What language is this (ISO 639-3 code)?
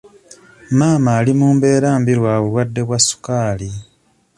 lug